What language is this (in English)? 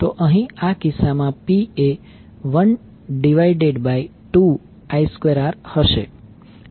Gujarati